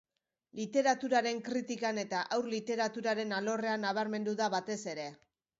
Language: Basque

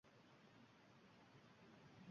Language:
Uzbek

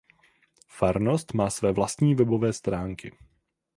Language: Czech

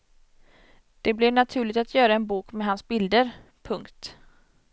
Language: Swedish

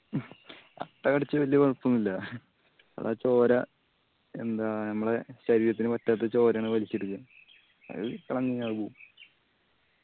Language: Malayalam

